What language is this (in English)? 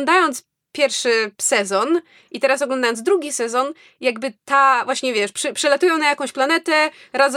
Polish